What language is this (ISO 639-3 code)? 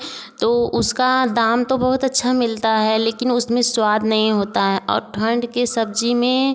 hin